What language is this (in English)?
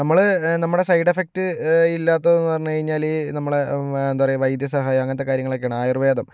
Malayalam